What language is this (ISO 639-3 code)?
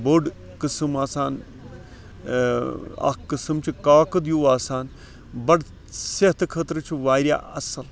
kas